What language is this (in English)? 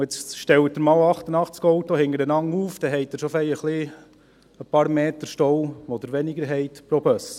Swiss German